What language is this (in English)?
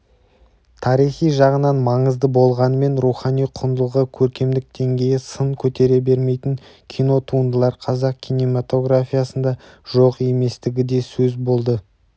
Kazakh